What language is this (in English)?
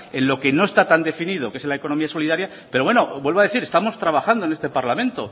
Spanish